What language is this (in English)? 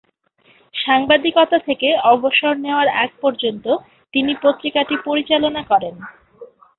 Bangla